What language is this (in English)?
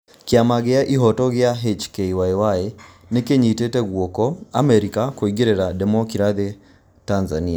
Kikuyu